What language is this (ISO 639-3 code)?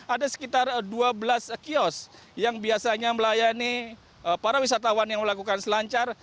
ind